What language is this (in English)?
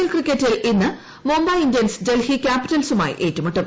Malayalam